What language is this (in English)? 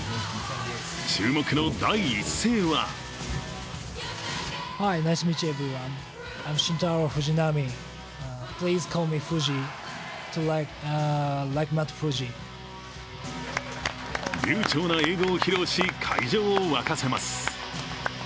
Japanese